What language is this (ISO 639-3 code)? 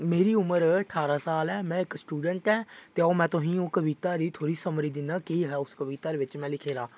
doi